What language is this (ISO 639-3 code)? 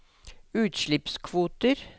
nor